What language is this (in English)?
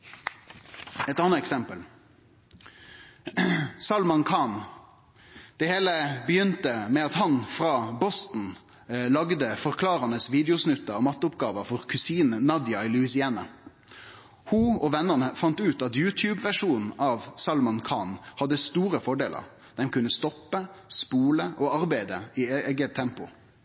Norwegian Nynorsk